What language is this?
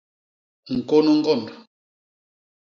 Basaa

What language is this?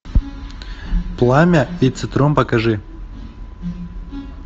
Russian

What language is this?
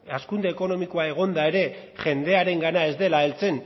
Basque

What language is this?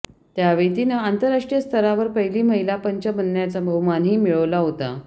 Marathi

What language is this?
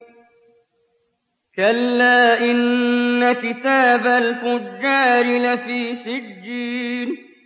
Arabic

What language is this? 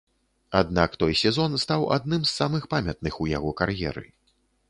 Belarusian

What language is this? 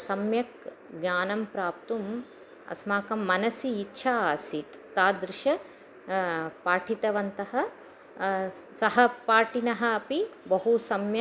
Sanskrit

